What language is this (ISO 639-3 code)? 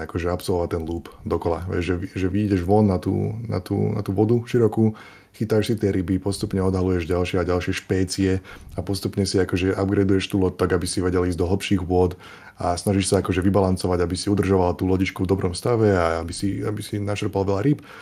slk